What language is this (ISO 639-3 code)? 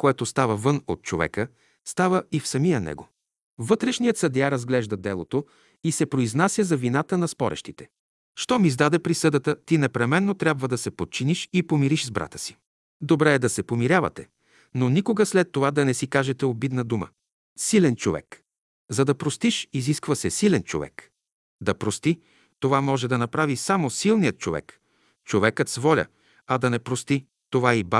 bul